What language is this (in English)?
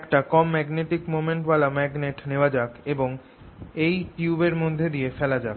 Bangla